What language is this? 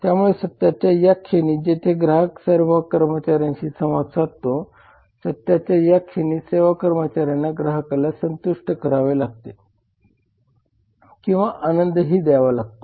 Marathi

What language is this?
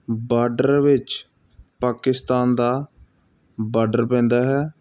Punjabi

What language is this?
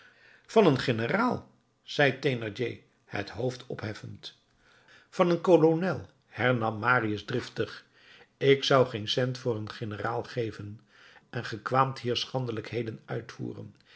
Dutch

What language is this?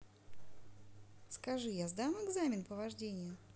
Russian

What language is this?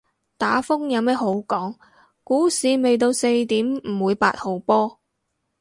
Cantonese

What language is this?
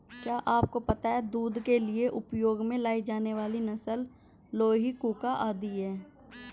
Hindi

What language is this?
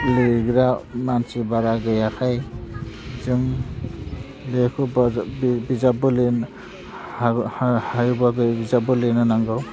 Bodo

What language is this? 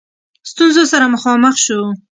Pashto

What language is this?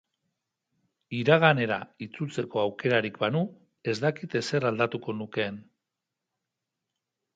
Basque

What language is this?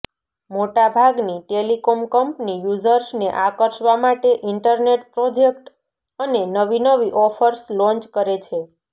Gujarati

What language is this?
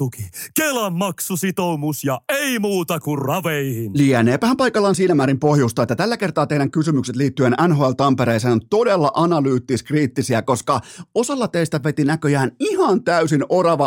Finnish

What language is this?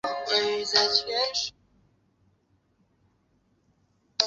Chinese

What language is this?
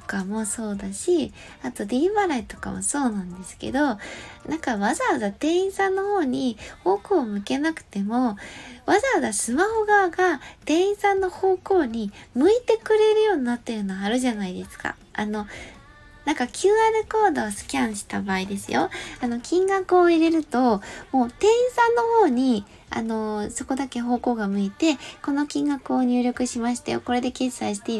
Japanese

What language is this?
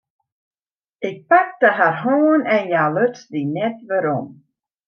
Western Frisian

